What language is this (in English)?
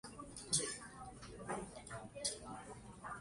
Chinese